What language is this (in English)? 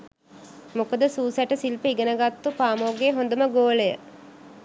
Sinhala